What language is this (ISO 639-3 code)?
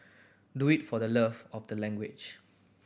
eng